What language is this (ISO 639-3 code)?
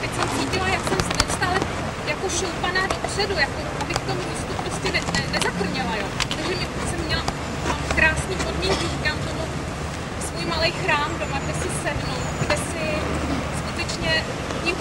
ces